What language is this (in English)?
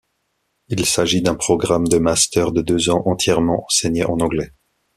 French